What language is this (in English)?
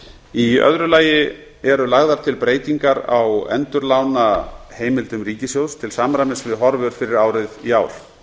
Icelandic